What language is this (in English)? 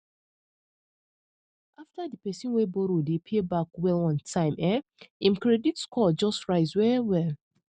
Nigerian Pidgin